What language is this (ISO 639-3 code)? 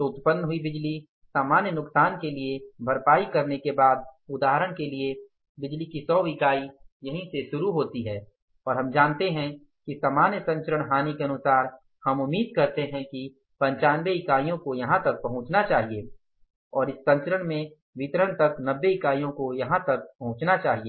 hin